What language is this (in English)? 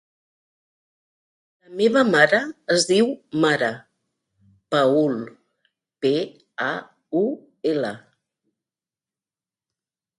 Catalan